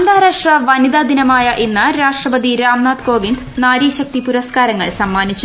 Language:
Malayalam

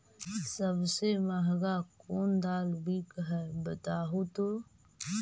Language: Magahi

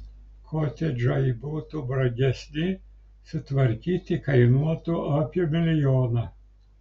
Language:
Lithuanian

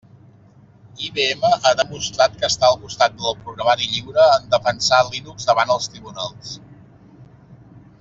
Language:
Catalan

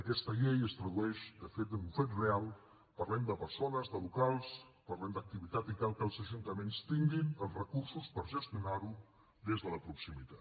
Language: Catalan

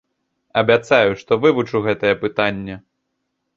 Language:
Belarusian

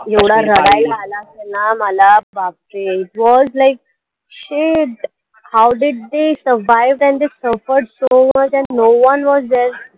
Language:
Marathi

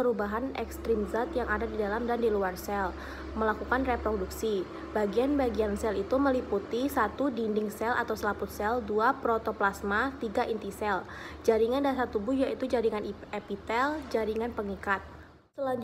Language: Indonesian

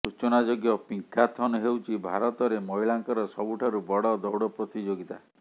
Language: Odia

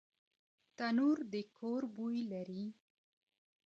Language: Pashto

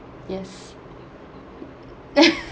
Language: English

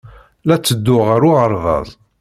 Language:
Kabyle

